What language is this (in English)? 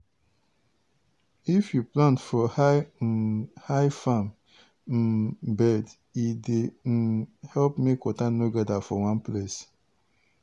Nigerian Pidgin